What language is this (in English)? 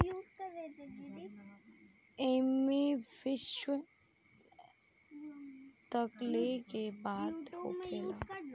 Bhojpuri